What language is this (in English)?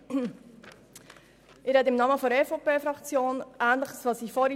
Swiss German